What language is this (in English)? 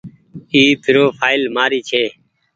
Goaria